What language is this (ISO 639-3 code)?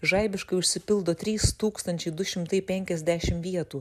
lit